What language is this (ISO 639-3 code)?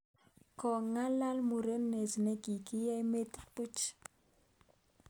kln